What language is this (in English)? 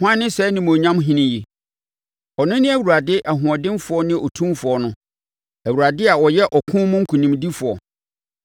Akan